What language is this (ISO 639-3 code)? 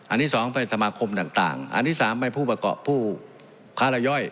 tha